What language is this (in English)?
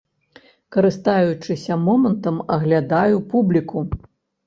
Belarusian